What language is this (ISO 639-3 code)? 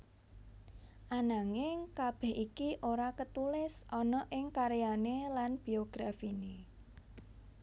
jav